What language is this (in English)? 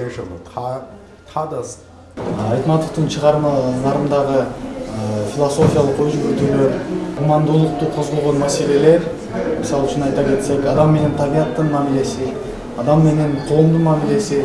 Turkish